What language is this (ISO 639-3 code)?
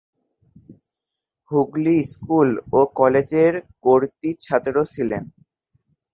ben